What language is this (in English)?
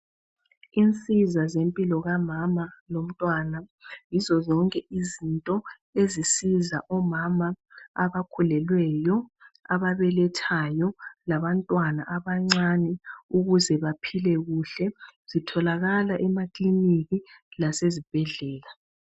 North Ndebele